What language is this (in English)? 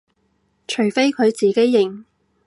Cantonese